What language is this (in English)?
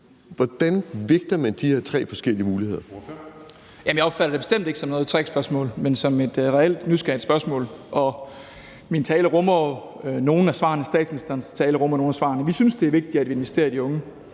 Danish